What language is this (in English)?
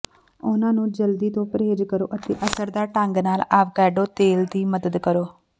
Punjabi